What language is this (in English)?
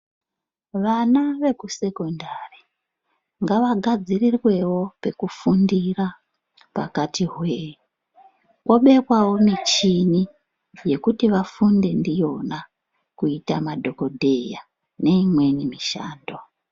Ndau